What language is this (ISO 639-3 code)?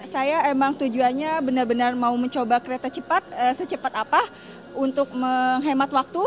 ind